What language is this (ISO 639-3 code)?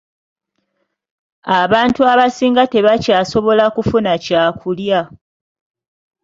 lug